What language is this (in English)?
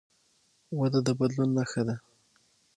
Pashto